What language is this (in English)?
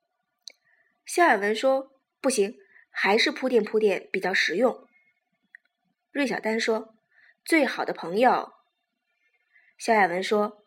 Chinese